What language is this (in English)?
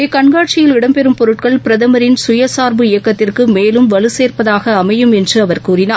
Tamil